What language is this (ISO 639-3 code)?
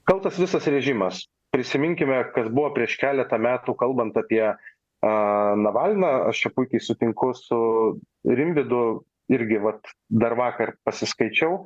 lit